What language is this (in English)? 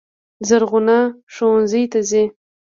Pashto